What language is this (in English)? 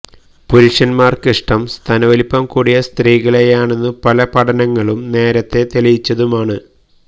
Malayalam